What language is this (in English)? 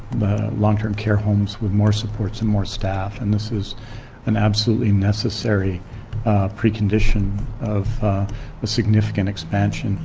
English